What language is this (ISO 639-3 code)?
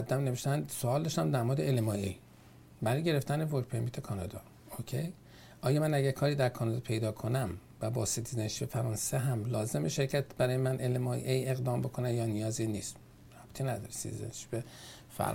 fas